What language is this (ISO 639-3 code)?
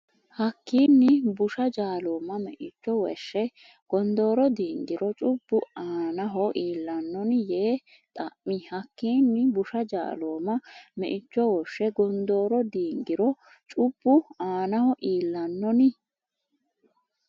sid